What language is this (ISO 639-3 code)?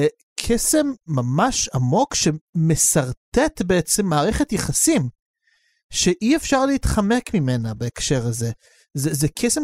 heb